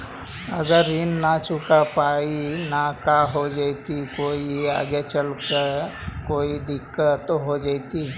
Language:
Magahi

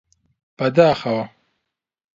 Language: Central Kurdish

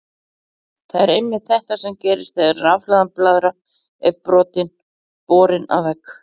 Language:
Icelandic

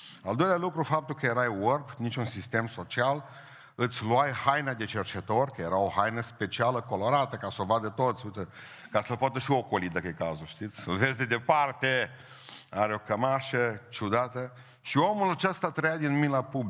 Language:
Romanian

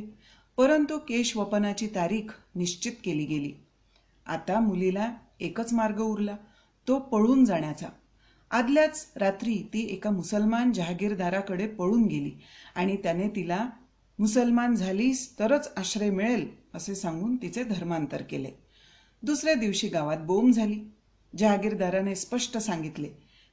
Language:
Marathi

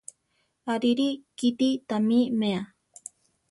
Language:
Central Tarahumara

